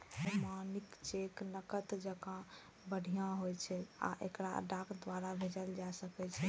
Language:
Maithili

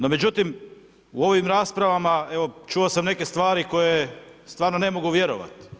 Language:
Croatian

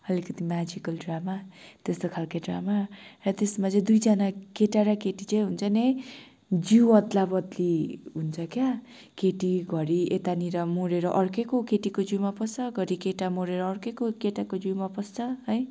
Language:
Nepali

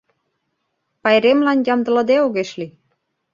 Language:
Mari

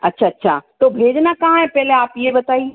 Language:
Hindi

